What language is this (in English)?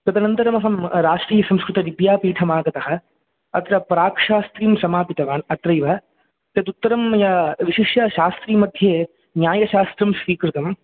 Sanskrit